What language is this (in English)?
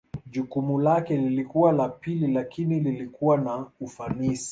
Swahili